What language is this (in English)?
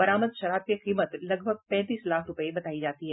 Hindi